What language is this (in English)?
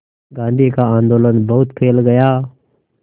Hindi